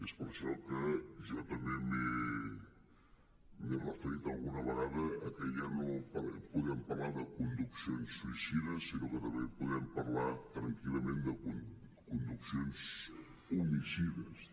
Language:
Catalan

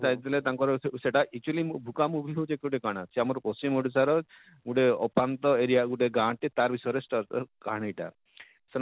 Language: Odia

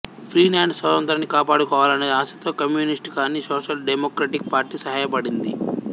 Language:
Telugu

